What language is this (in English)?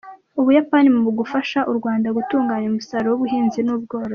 Kinyarwanda